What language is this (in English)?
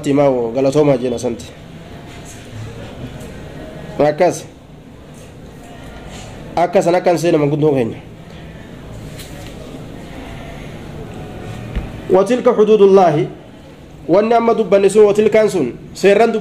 Arabic